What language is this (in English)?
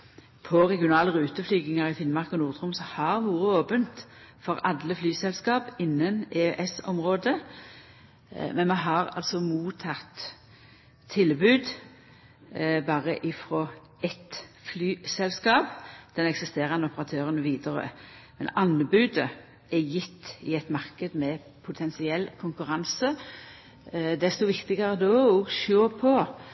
Norwegian Nynorsk